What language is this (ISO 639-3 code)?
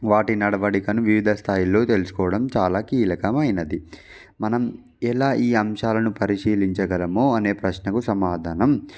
tel